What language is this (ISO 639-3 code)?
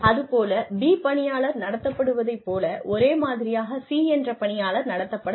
tam